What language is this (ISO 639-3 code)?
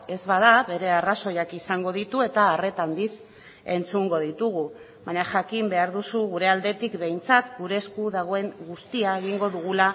eus